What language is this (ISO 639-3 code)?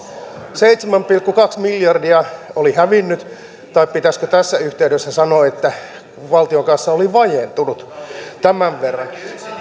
fin